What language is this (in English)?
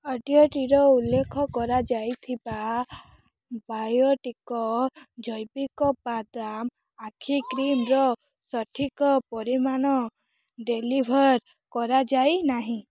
Odia